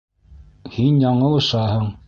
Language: Bashkir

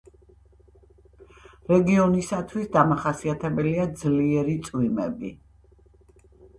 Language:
Georgian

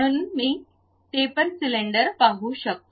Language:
Marathi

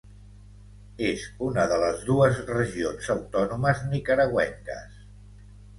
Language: Catalan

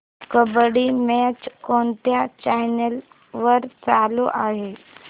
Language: Marathi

